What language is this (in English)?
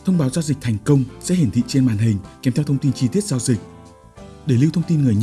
Vietnamese